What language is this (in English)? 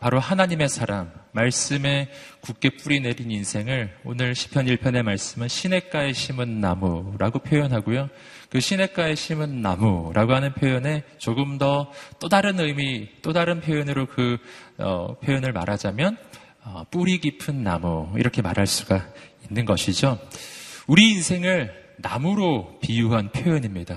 Korean